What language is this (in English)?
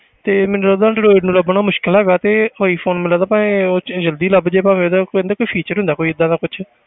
Punjabi